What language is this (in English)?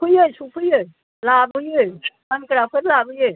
Bodo